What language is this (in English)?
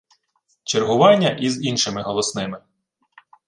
Ukrainian